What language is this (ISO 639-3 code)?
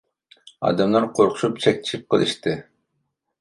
uig